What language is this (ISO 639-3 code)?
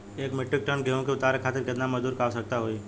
bho